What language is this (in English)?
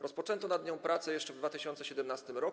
Polish